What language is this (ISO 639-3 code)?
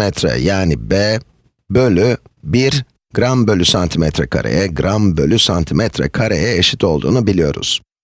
tur